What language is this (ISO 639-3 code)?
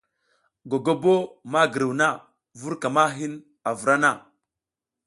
giz